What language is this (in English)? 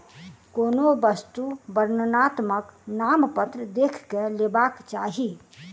Maithili